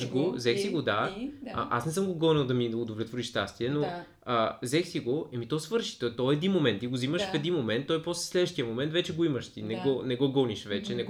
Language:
Bulgarian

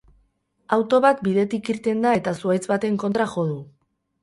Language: Basque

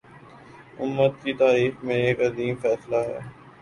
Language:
Urdu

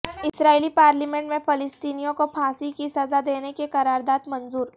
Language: Urdu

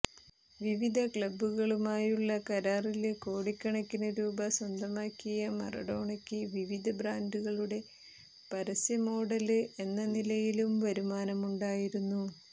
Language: Malayalam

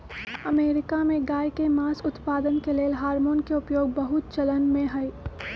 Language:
Magahi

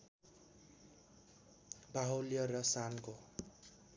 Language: Nepali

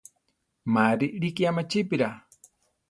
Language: Central Tarahumara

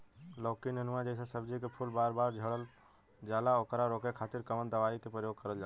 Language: Bhojpuri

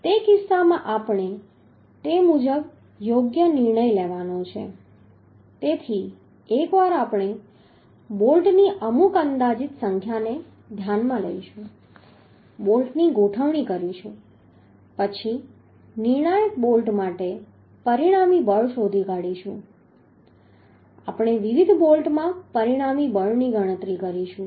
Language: Gujarati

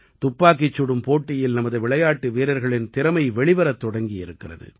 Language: Tamil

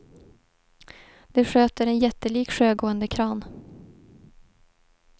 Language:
Swedish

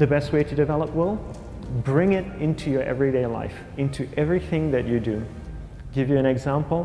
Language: English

